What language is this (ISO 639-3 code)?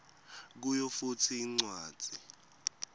ssw